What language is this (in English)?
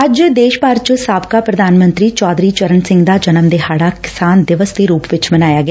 Punjabi